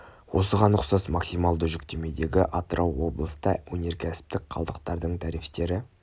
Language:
Kazakh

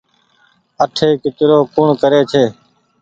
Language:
Goaria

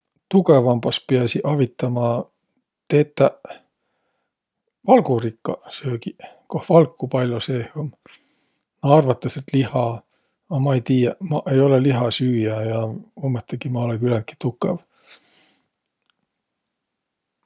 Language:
Võro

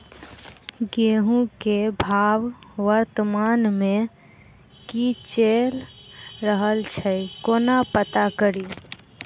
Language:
Maithili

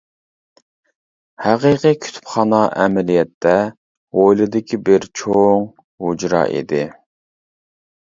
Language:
Uyghur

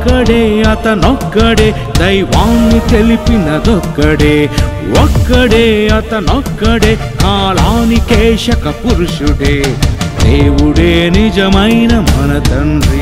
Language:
Telugu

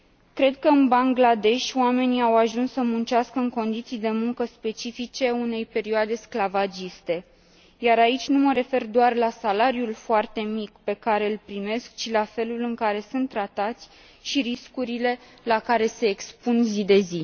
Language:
Romanian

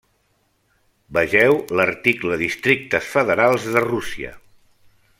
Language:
Catalan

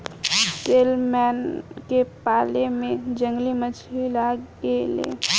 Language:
Bhojpuri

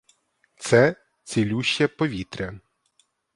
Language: Ukrainian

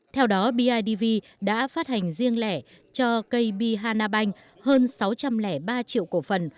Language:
Vietnamese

